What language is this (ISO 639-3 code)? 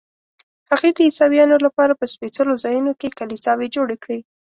pus